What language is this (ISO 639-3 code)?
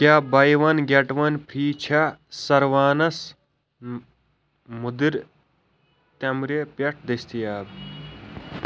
kas